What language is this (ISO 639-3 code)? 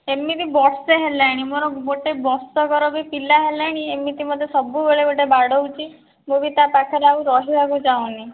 ori